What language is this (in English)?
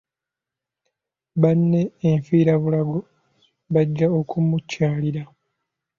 Ganda